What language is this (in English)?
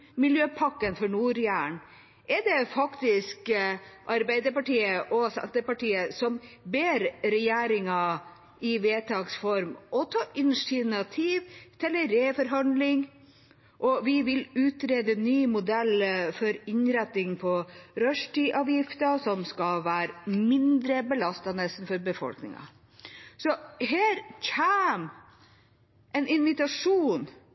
Norwegian Bokmål